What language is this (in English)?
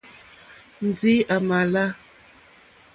Mokpwe